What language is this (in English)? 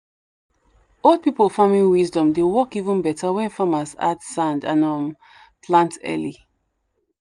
Nigerian Pidgin